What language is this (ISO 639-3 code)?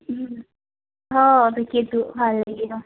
asm